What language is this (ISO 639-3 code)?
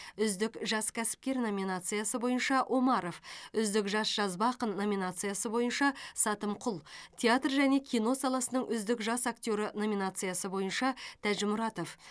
kaz